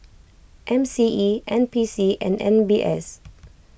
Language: English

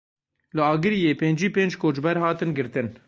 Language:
Kurdish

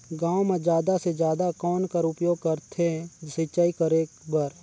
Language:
Chhattisgarhi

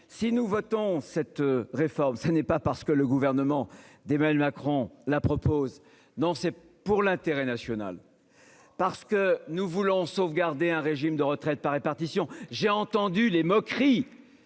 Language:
French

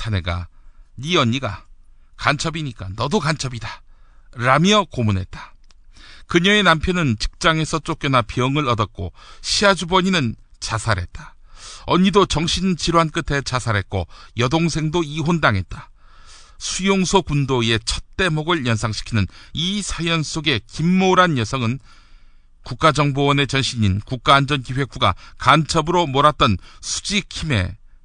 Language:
Korean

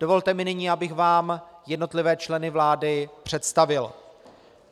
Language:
Czech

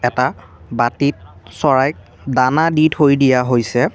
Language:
Assamese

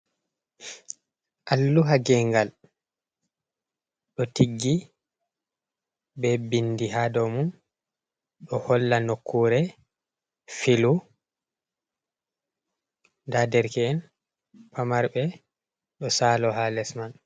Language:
Fula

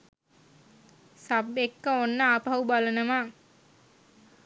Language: Sinhala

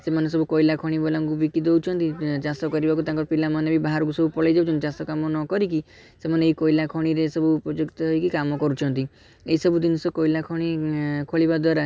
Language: Odia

